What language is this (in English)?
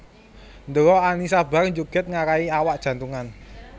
Javanese